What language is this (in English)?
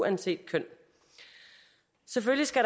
Danish